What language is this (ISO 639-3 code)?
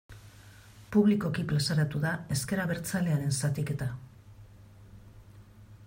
eus